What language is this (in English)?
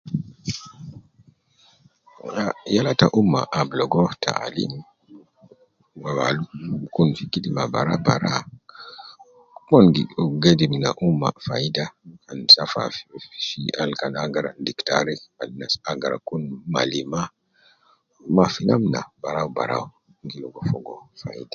Nubi